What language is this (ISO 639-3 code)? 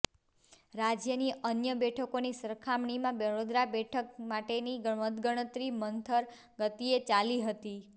guj